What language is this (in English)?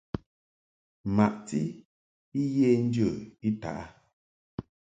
Mungaka